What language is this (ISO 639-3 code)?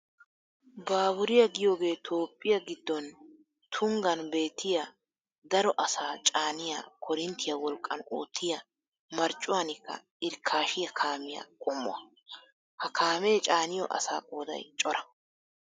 wal